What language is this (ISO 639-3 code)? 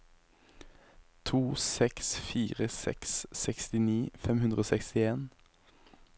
nor